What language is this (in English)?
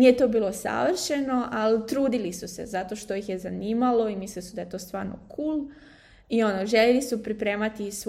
Croatian